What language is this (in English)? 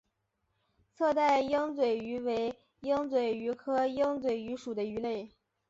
Chinese